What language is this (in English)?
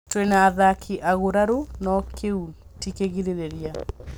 Kikuyu